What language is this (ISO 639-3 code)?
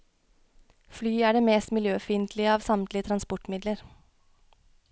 nor